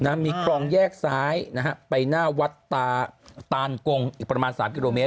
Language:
Thai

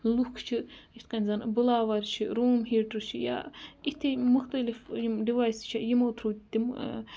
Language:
Kashmiri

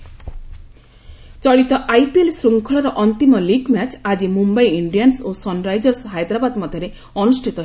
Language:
Odia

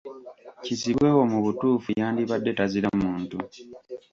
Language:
Ganda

